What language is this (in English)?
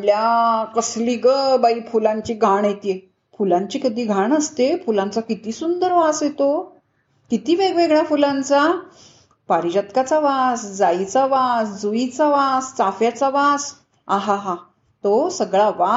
Marathi